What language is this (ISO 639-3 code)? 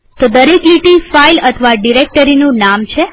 guj